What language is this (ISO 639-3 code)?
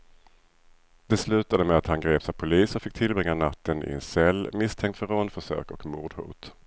swe